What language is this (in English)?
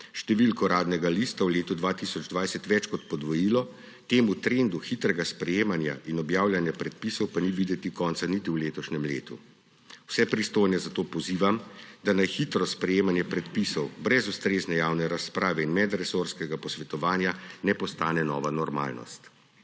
Slovenian